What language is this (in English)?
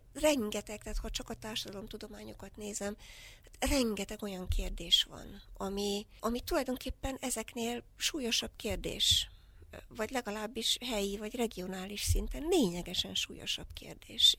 Hungarian